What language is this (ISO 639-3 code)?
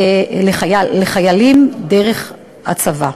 heb